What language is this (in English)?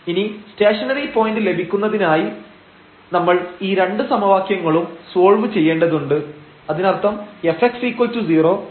Malayalam